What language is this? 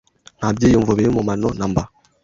Kinyarwanda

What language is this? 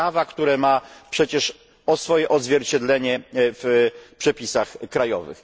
Polish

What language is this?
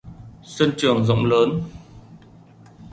Vietnamese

